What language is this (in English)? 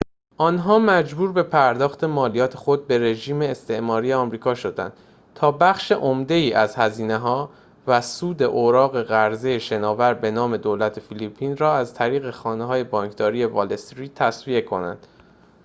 Persian